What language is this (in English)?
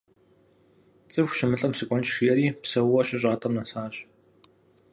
Kabardian